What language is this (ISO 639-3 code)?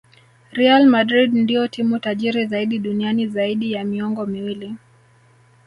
swa